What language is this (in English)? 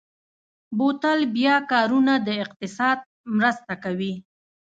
Pashto